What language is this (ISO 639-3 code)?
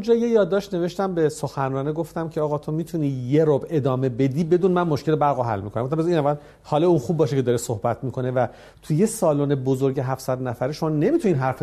fas